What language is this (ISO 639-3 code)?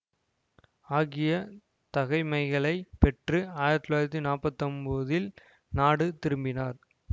tam